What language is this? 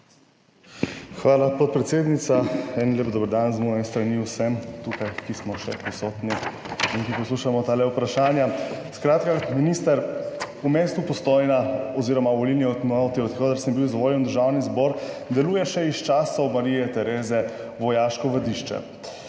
Slovenian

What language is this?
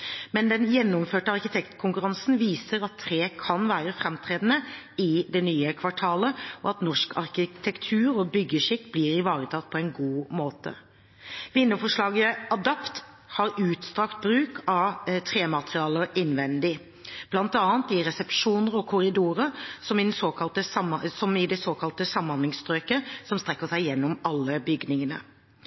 Norwegian Bokmål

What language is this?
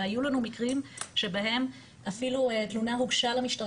Hebrew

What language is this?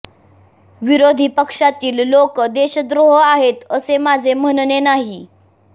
Marathi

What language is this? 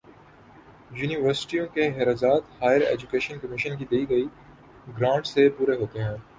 Urdu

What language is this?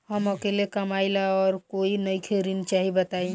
Bhojpuri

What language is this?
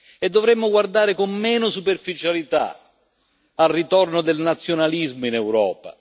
Italian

